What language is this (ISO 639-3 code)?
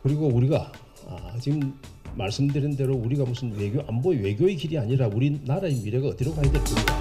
kor